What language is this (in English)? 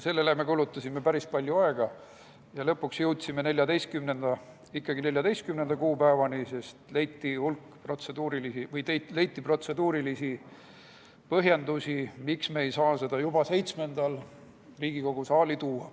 Estonian